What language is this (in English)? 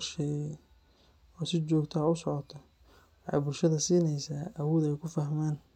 Somali